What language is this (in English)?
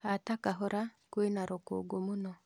Kikuyu